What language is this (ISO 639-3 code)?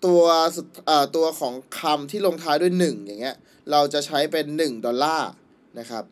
tha